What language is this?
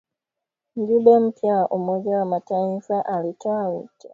Swahili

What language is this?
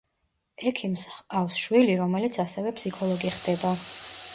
Georgian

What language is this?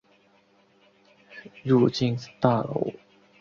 Chinese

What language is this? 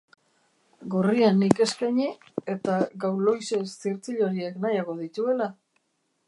Basque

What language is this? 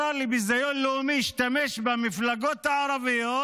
Hebrew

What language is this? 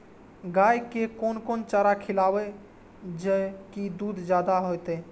Maithili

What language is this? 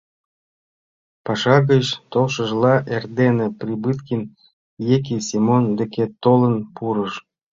Mari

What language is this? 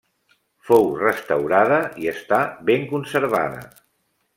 Catalan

